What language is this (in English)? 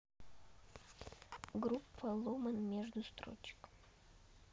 Russian